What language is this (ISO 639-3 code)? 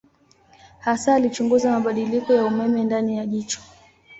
swa